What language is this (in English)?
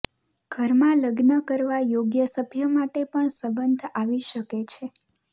Gujarati